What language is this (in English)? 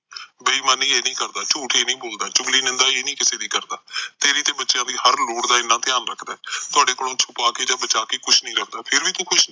Punjabi